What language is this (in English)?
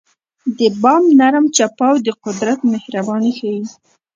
Pashto